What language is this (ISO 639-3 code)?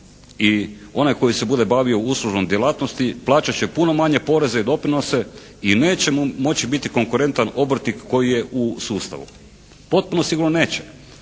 hrv